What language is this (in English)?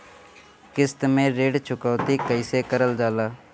Bhojpuri